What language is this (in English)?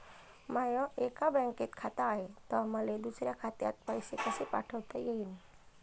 Marathi